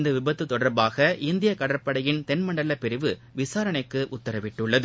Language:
Tamil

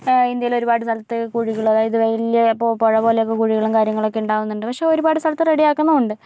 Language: Malayalam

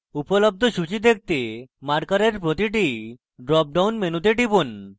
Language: Bangla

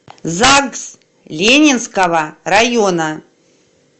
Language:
Russian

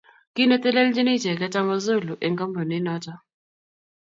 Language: Kalenjin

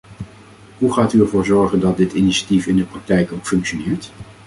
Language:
Dutch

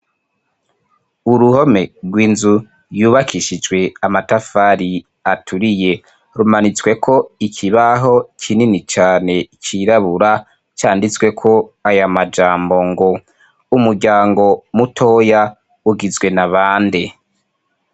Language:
Rundi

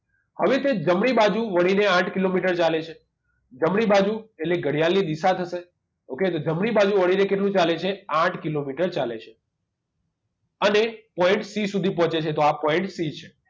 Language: Gujarati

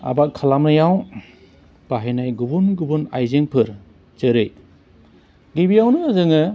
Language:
Bodo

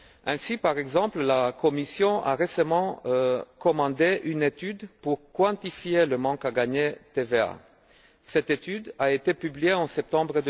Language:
French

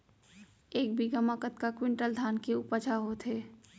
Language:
Chhattisgarhi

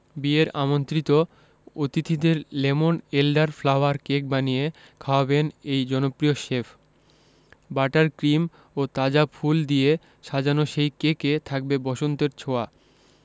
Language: Bangla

